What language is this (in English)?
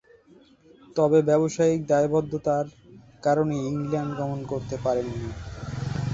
Bangla